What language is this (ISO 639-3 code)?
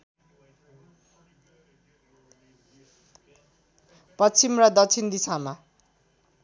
nep